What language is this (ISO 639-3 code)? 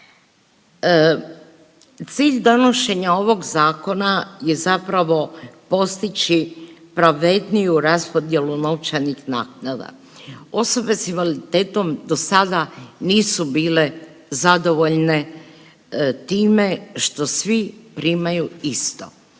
hrv